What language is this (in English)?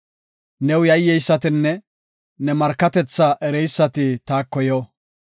Gofa